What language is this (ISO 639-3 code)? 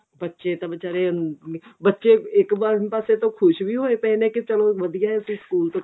pan